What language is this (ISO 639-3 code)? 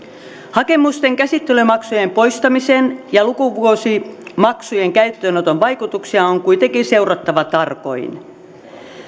fin